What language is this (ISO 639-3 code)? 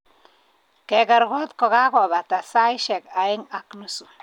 kln